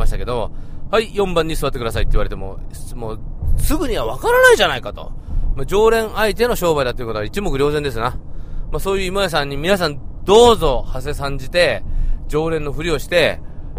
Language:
Japanese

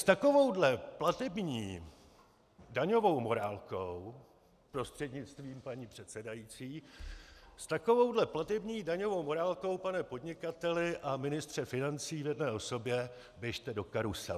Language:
Czech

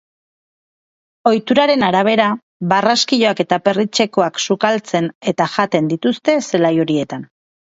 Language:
Basque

